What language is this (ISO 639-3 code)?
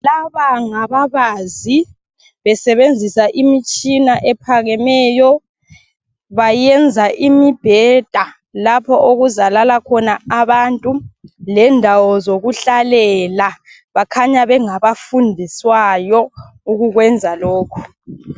nde